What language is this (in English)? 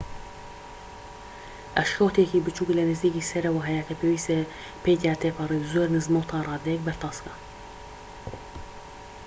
Central Kurdish